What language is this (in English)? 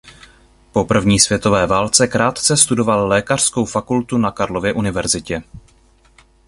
Czech